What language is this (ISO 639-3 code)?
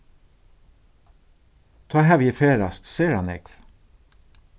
fao